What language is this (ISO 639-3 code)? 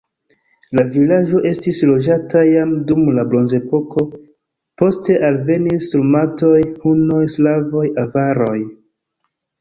epo